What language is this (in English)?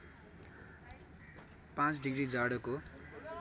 Nepali